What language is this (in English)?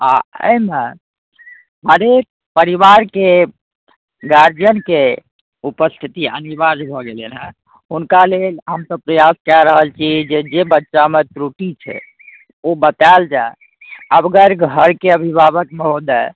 Maithili